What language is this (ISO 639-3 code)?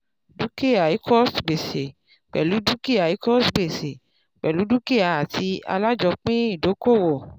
yor